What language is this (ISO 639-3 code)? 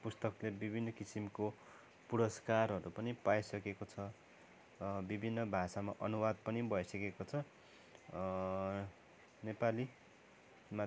nep